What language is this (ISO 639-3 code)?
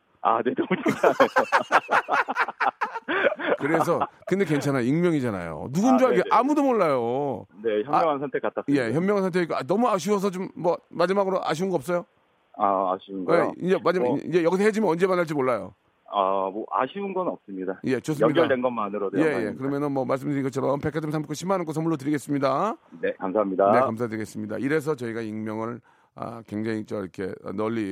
kor